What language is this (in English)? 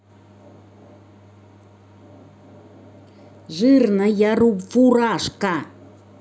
Russian